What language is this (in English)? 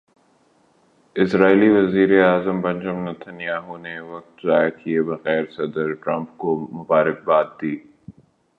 Urdu